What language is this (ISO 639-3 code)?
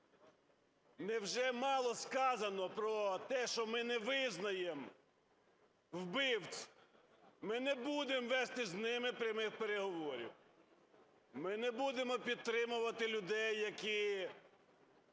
ukr